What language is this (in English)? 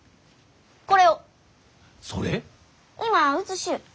Japanese